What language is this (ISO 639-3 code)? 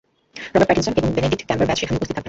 ben